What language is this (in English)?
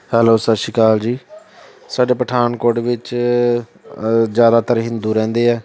Punjabi